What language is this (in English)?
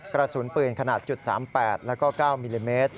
Thai